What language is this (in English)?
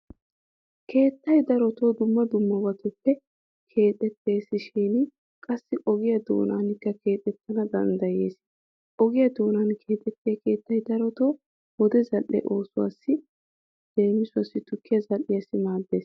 Wolaytta